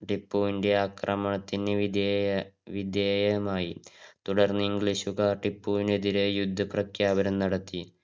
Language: Malayalam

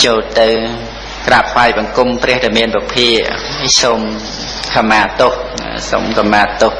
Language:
Khmer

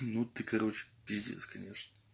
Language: Russian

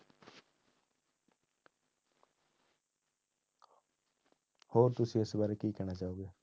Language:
Punjabi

